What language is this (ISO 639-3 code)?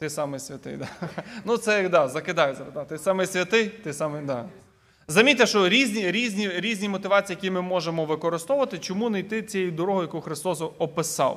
ukr